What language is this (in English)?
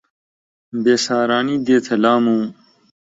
Central Kurdish